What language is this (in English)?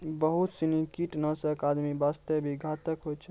Maithili